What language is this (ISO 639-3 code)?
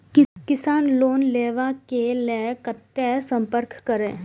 mai